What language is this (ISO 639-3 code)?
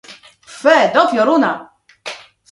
pol